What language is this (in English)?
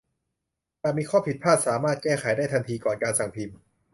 Thai